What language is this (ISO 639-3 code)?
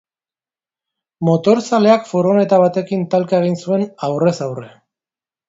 eus